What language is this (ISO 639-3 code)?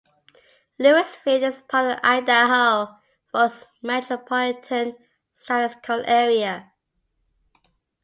eng